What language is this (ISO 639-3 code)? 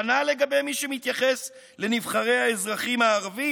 heb